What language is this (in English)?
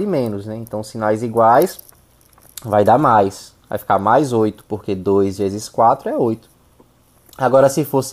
Portuguese